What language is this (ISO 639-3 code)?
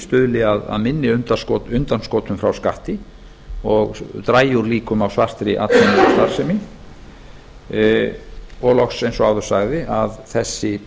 isl